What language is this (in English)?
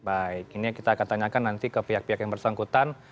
Indonesian